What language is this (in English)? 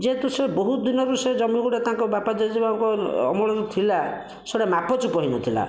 Odia